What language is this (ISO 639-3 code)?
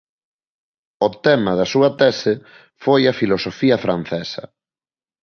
glg